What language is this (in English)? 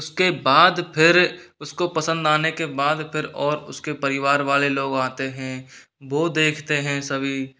Hindi